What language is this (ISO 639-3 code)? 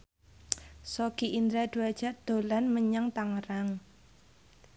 jav